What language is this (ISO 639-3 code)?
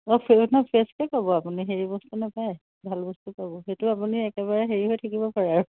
asm